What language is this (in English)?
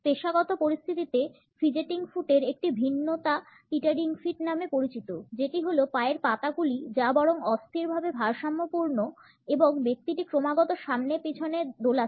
Bangla